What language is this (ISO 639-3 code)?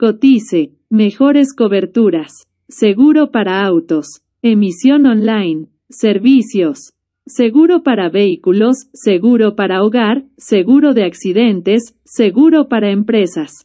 spa